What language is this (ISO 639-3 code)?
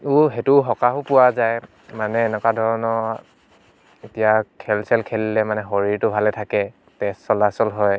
asm